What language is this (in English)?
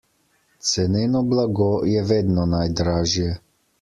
Slovenian